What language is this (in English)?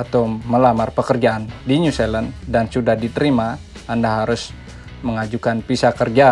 Indonesian